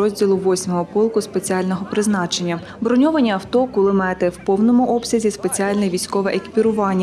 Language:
Ukrainian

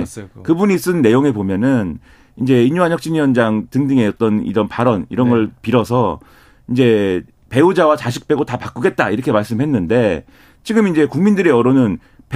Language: Korean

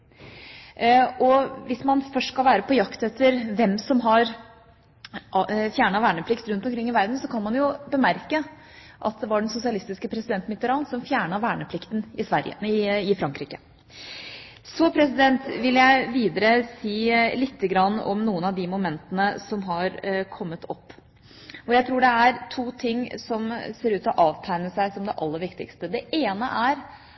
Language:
Norwegian Bokmål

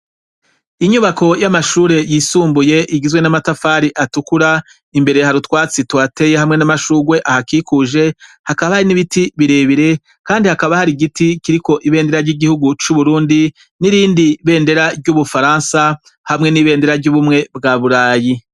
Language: Rundi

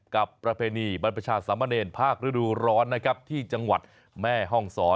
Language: Thai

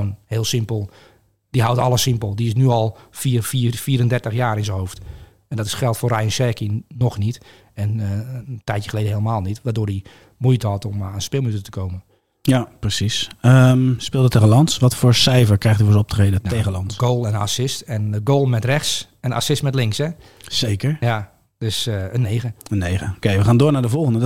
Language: Dutch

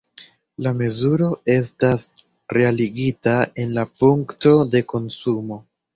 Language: Esperanto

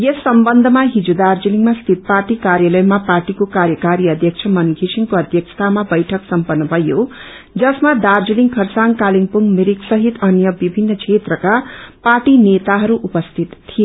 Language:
Nepali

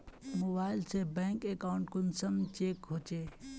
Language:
Magahi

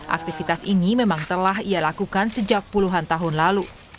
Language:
Indonesian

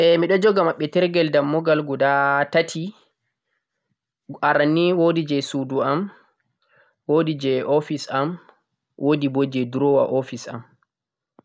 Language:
Central-Eastern Niger Fulfulde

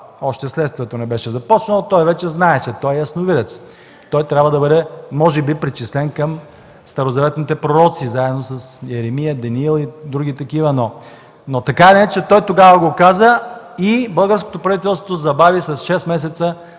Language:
Bulgarian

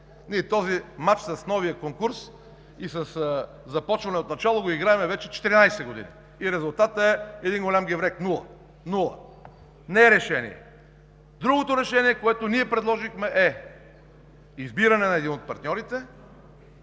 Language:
Bulgarian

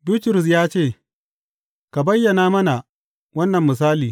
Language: Hausa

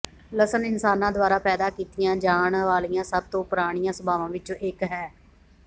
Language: Punjabi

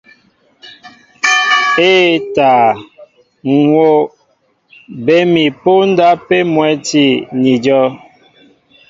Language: Mbo (Cameroon)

